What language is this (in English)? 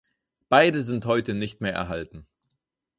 German